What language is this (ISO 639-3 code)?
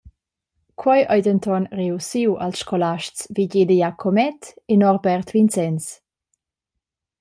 roh